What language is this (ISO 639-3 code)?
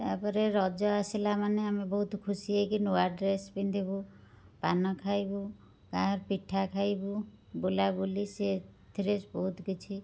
ori